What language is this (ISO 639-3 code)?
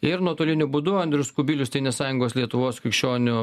lit